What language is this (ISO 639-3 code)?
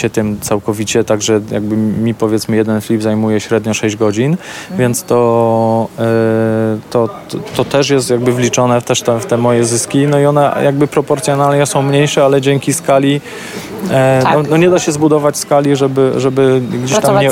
pol